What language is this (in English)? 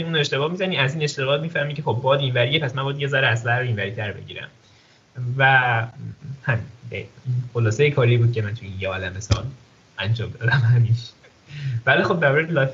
Persian